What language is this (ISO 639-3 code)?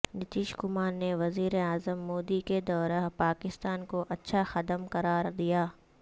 urd